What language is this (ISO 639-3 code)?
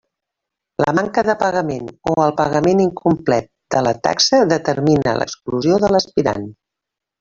cat